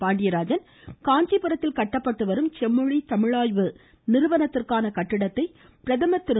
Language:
Tamil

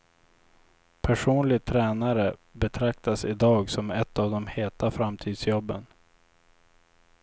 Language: Swedish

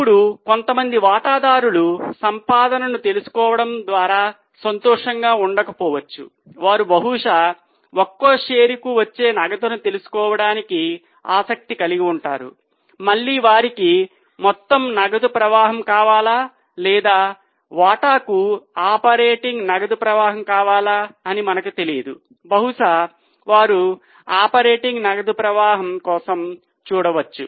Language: Telugu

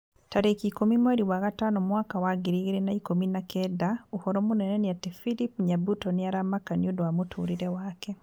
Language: Kikuyu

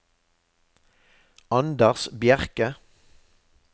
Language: Norwegian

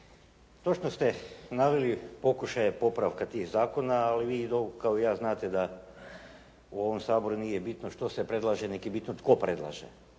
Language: Croatian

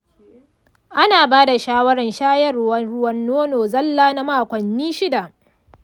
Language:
Hausa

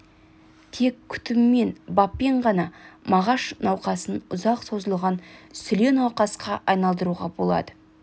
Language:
Kazakh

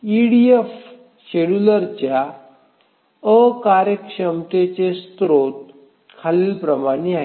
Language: Marathi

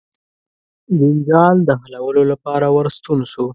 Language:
Pashto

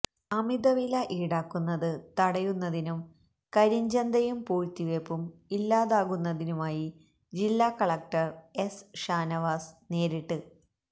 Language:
Malayalam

